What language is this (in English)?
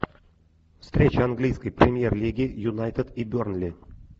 Russian